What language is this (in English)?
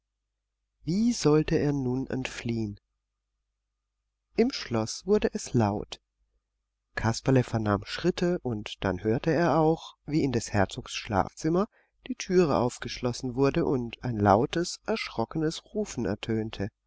German